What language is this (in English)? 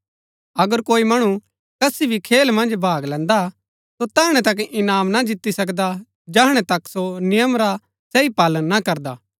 Gaddi